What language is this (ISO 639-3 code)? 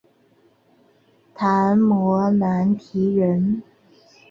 zho